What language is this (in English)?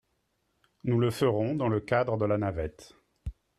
French